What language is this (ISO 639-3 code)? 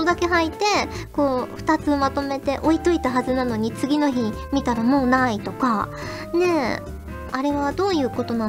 jpn